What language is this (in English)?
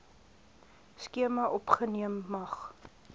Afrikaans